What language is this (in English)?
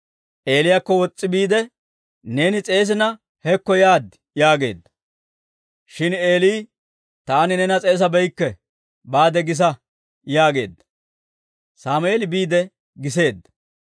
Dawro